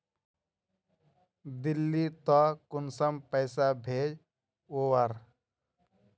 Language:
Magahi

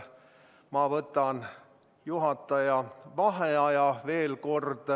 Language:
Estonian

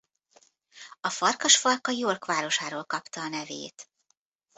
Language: Hungarian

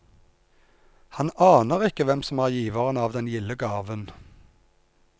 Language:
Norwegian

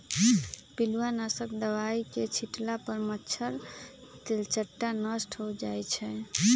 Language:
Magahi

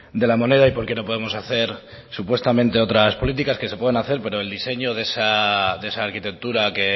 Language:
Spanish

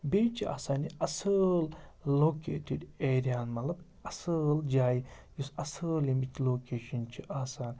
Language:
Kashmiri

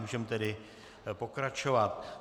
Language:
Czech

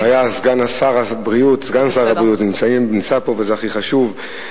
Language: Hebrew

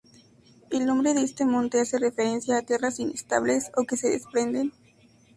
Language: Spanish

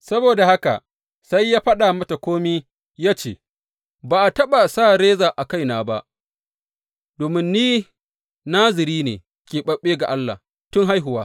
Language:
Hausa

